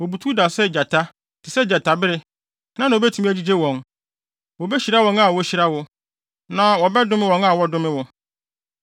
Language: Akan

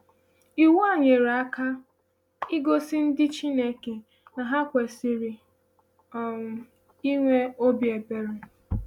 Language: Igbo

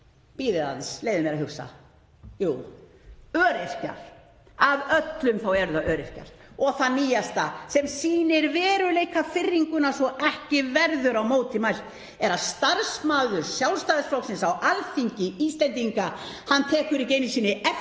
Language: Icelandic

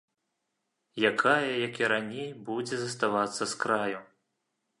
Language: Belarusian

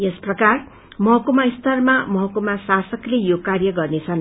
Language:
Nepali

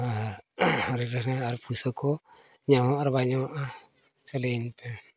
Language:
Santali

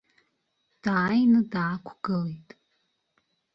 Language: Abkhazian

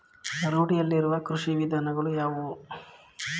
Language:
Kannada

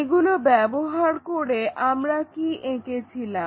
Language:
Bangla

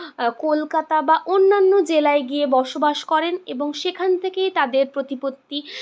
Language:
Bangla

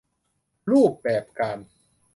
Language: Thai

